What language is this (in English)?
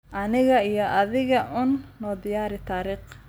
Somali